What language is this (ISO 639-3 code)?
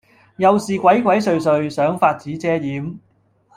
yue